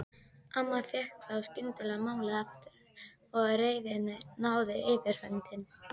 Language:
Icelandic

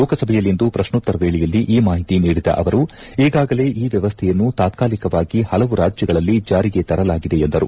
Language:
Kannada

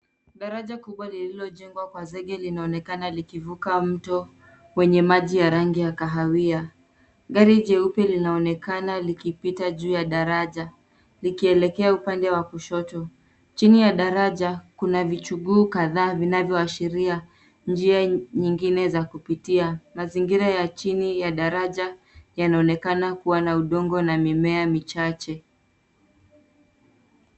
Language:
Swahili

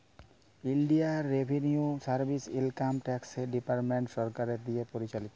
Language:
Bangla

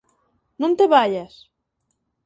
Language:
Galician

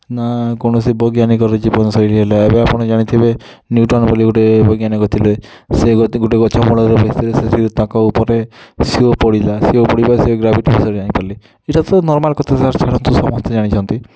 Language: Odia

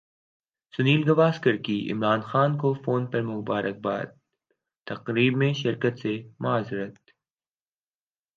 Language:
Urdu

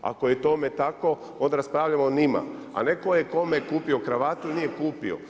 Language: Croatian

